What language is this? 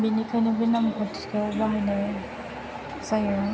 Bodo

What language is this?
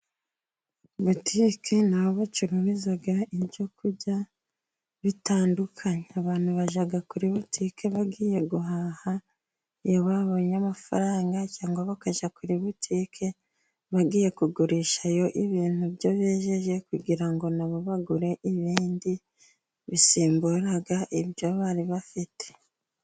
Kinyarwanda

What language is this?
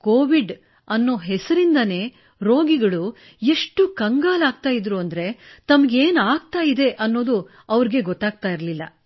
Kannada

